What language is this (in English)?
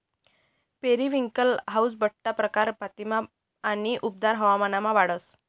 Marathi